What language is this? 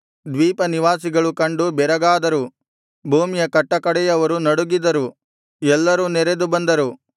Kannada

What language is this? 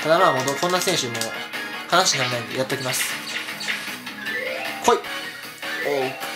Japanese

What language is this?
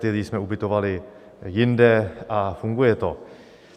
Czech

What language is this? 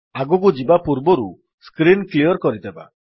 Odia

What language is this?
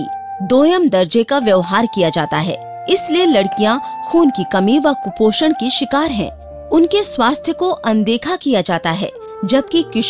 Hindi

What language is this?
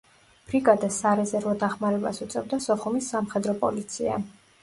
Georgian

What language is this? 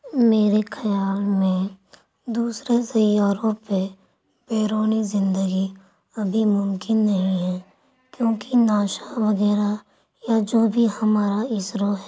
Urdu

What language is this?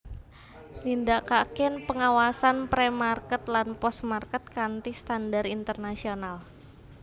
Javanese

